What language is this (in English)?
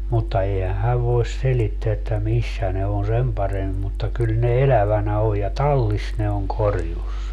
Finnish